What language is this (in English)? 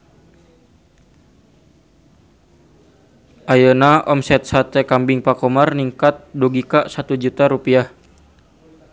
Sundanese